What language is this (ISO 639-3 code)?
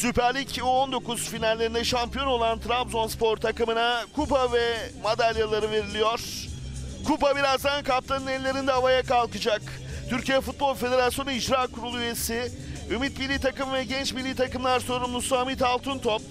tur